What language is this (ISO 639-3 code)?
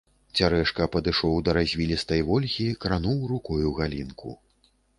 bel